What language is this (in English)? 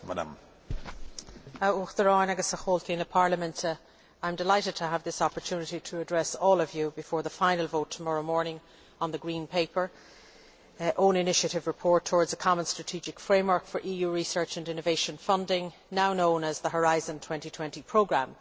English